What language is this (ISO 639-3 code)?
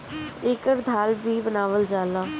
bho